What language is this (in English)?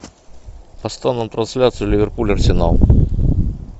Russian